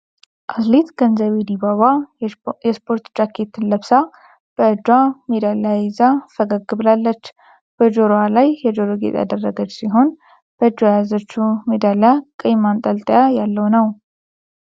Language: Amharic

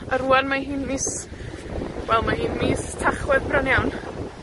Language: Welsh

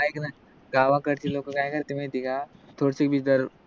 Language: Marathi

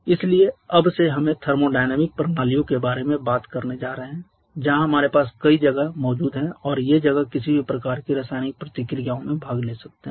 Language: Hindi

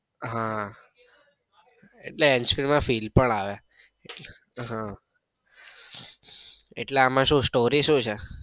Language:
Gujarati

